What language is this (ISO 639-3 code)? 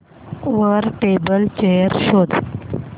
mar